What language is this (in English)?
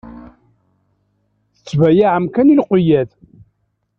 Kabyle